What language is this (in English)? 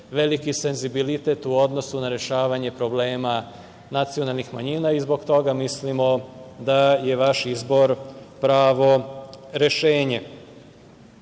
Serbian